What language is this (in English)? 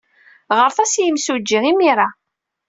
Kabyle